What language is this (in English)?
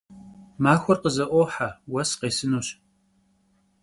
Kabardian